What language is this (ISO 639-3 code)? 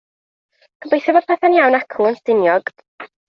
cym